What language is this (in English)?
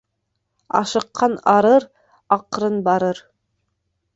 Bashkir